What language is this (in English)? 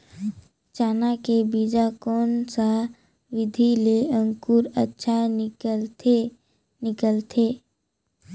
Chhattisgarhi